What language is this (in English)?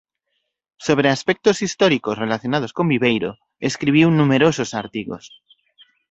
Galician